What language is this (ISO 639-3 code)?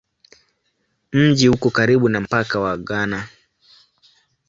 swa